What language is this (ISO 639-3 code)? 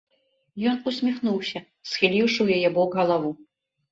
bel